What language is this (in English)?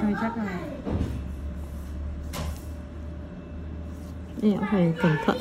Vietnamese